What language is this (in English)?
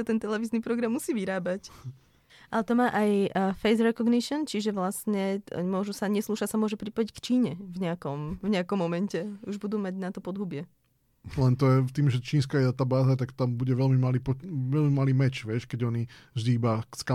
Slovak